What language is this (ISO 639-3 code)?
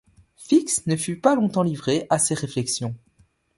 fra